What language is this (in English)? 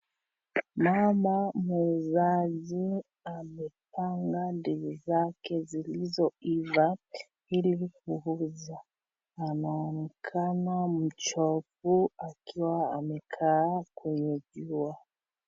Swahili